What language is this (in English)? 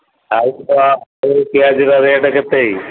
Odia